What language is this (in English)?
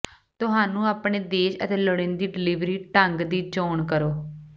Punjabi